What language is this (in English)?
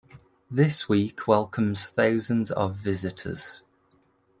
English